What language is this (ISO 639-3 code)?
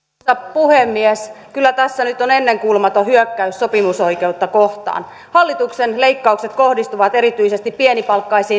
fin